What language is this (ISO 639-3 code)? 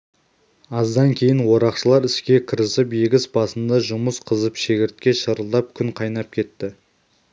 kaz